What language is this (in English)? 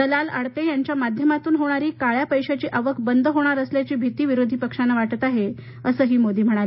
Marathi